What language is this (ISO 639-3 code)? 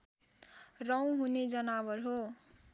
nep